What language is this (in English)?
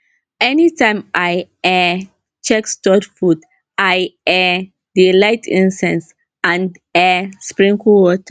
Nigerian Pidgin